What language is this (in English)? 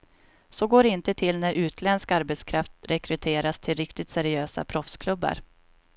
Swedish